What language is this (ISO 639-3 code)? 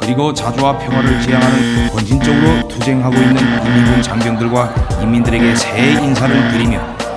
kor